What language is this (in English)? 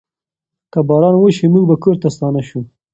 Pashto